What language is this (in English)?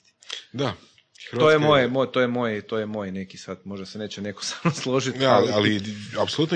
Croatian